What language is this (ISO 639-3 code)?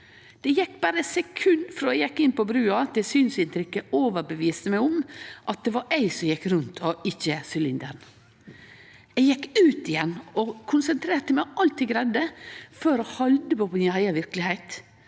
nor